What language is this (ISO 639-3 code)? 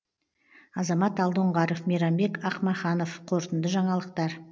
kaz